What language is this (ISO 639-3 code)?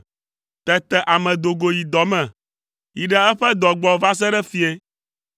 ewe